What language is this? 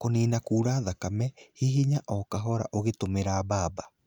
Kikuyu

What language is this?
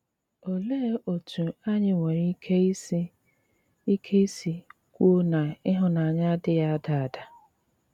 Igbo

